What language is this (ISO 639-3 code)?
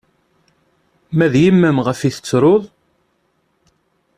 kab